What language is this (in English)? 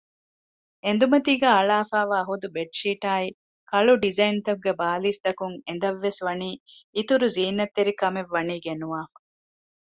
Divehi